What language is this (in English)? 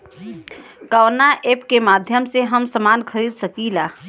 Bhojpuri